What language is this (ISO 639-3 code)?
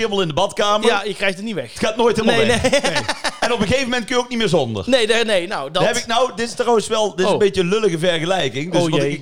nld